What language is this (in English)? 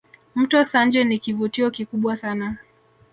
Swahili